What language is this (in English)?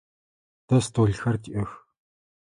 Adyghe